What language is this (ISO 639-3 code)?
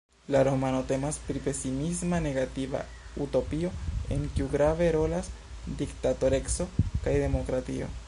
epo